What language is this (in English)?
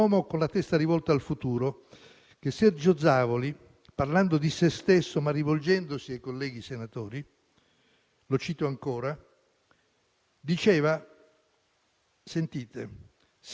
Italian